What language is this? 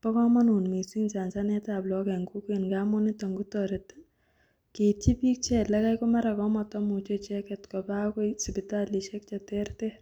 Kalenjin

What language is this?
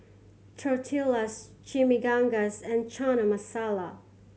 English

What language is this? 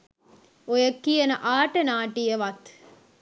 Sinhala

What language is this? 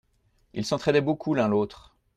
French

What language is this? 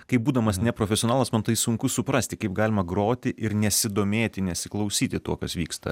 Lithuanian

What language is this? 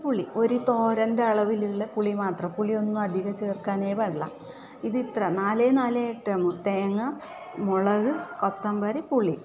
Malayalam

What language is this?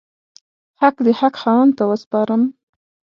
Pashto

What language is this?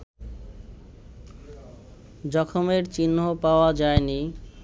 Bangla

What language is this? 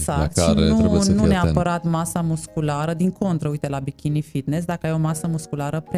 Romanian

